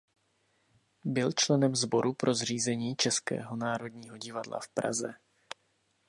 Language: Czech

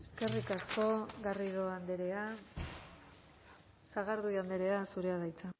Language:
Basque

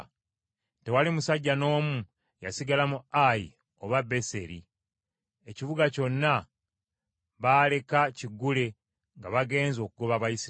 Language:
Ganda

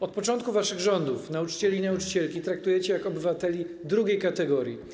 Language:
Polish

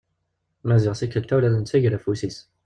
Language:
Kabyle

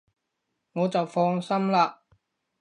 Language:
Cantonese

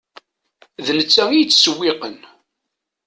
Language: Kabyle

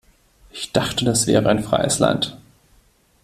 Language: German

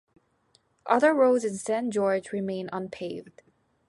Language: English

